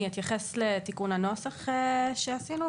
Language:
Hebrew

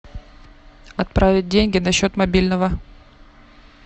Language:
Russian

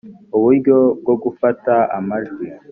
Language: Kinyarwanda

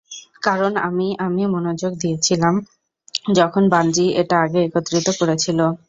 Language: Bangla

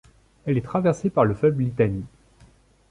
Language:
French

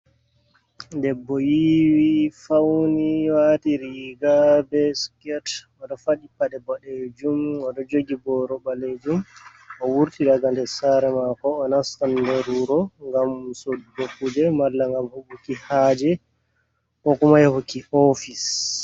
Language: Fula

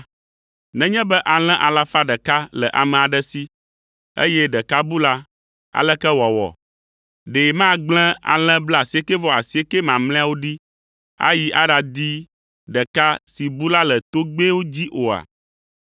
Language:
Ewe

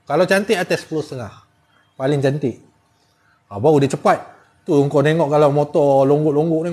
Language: Malay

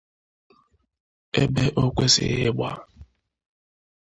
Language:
Igbo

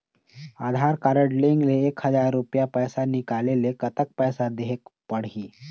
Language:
Chhattisgarhi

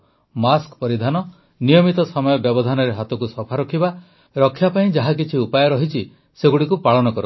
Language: Odia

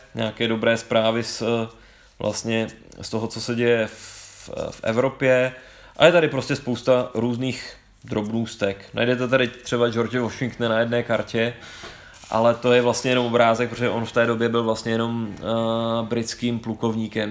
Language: Czech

